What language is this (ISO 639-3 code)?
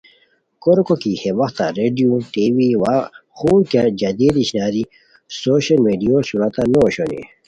khw